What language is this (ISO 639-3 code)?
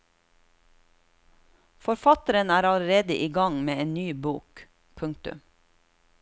nor